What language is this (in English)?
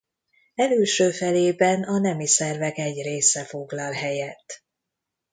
Hungarian